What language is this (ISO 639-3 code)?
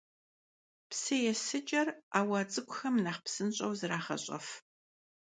kbd